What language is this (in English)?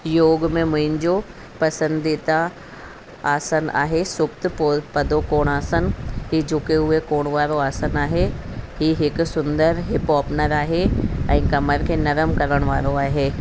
Sindhi